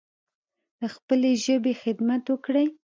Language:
Pashto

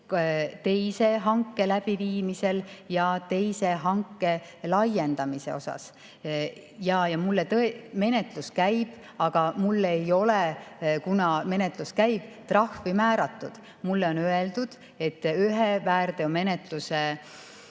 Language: Estonian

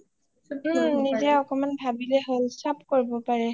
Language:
Assamese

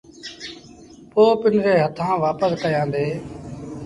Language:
Sindhi Bhil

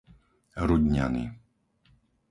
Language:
Slovak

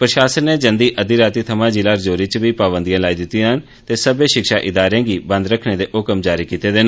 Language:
Dogri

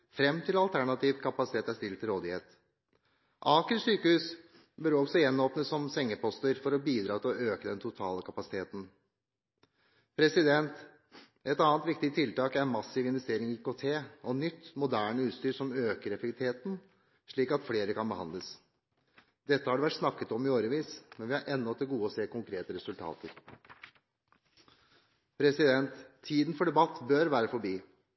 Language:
Norwegian Bokmål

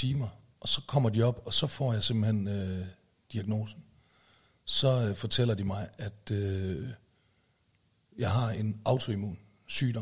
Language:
Danish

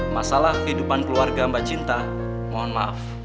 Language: Indonesian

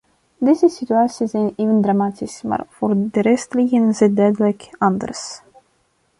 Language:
Dutch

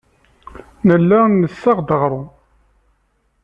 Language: Kabyle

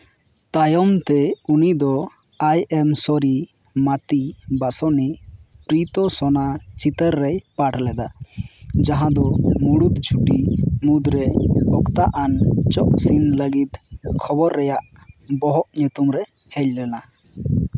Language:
Santali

